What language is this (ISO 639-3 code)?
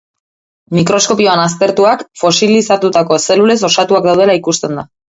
eus